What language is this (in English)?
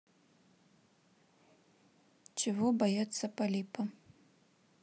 Russian